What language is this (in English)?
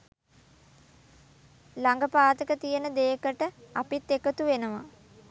Sinhala